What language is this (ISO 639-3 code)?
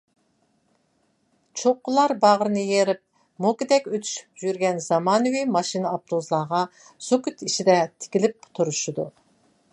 uig